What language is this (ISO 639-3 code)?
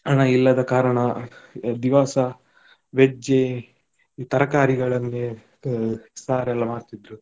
kan